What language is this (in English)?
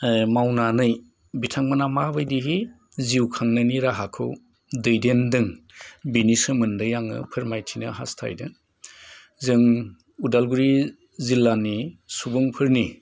Bodo